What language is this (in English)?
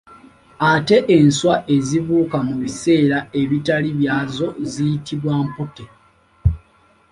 Ganda